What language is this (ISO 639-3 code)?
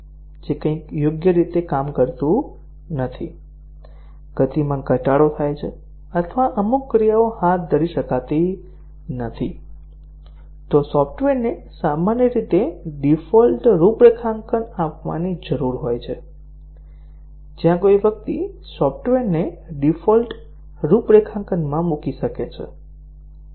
guj